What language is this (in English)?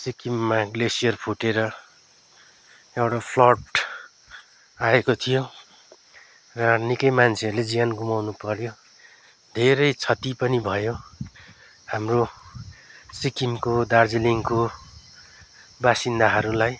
Nepali